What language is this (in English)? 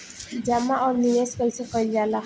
Bhojpuri